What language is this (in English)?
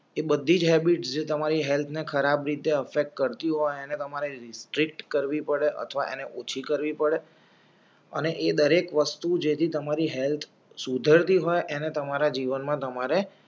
Gujarati